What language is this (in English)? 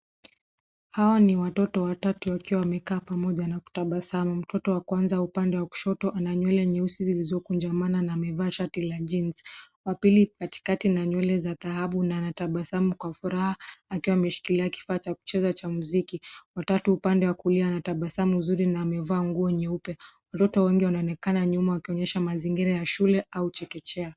Swahili